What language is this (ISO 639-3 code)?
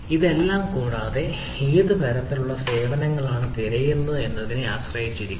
mal